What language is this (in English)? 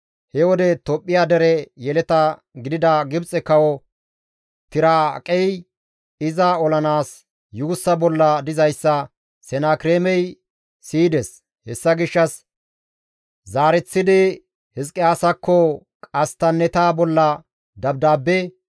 Gamo